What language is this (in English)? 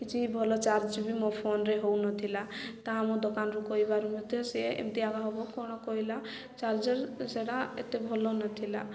Odia